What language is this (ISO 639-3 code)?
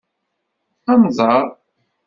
kab